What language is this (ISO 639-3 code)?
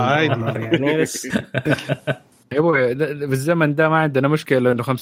ara